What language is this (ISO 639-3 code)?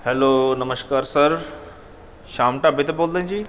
pan